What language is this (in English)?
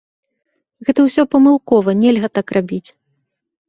Belarusian